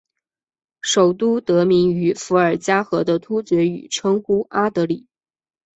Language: Chinese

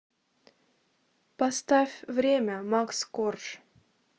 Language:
Russian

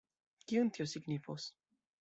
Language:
Esperanto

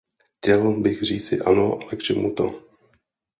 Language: Czech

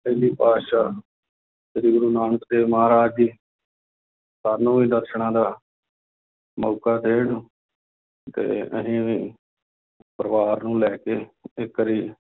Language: Punjabi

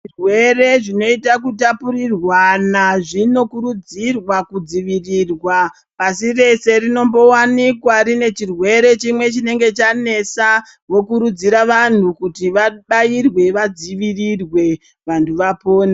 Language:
Ndau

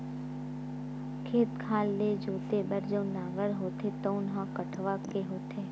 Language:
Chhattisgarhi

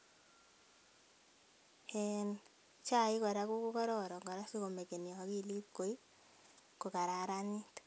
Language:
Kalenjin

